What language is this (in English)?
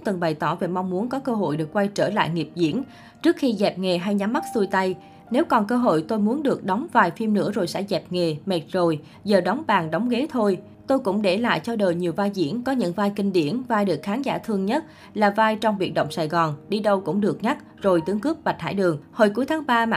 Vietnamese